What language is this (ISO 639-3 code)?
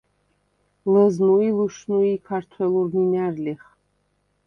sva